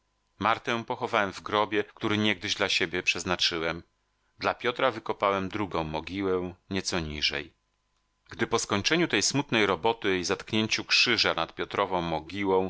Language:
Polish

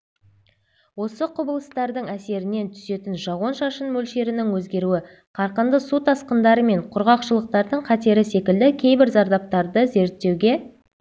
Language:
Kazakh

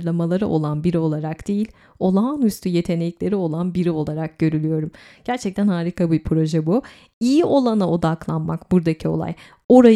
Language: Turkish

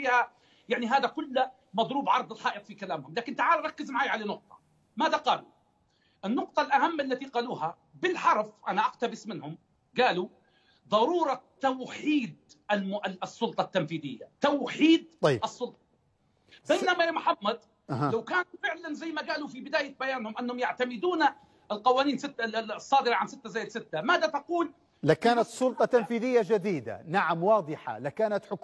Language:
Arabic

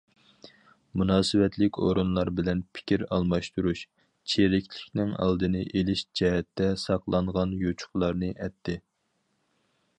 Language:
Uyghur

